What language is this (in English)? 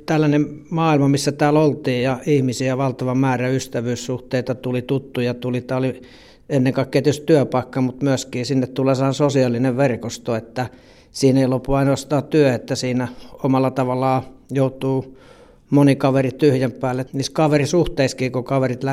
Finnish